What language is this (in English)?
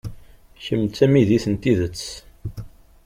Kabyle